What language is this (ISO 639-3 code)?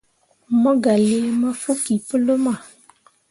mua